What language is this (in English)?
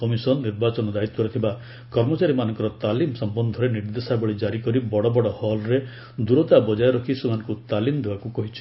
Odia